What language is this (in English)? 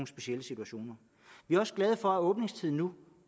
Danish